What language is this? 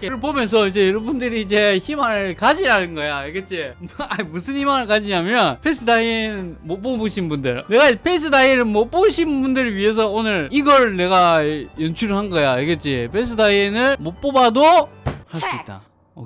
Korean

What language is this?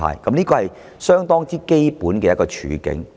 Cantonese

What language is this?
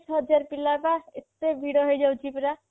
Odia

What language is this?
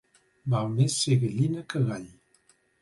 Catalan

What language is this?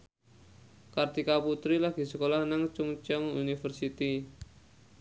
Javanese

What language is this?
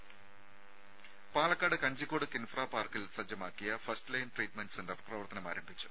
Malayalam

